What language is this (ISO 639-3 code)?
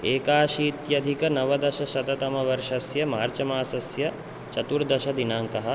san